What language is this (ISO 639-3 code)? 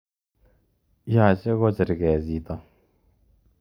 kln